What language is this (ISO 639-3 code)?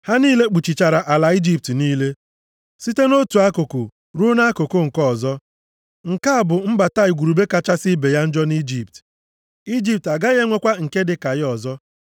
ibo